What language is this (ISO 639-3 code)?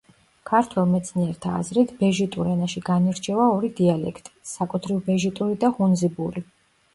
kat